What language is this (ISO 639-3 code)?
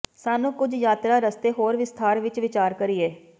pan